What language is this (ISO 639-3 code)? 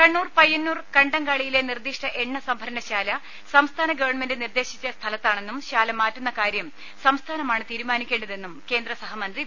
mal